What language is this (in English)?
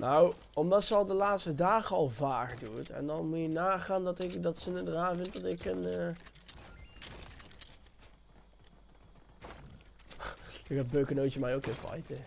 Dutch